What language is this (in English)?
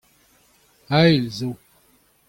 Breton